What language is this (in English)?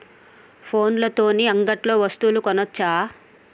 Telugu